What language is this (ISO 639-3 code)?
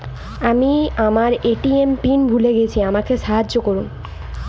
ben